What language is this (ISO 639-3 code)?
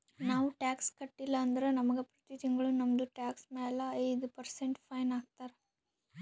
kan